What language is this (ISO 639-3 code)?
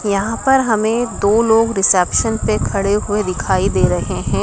hin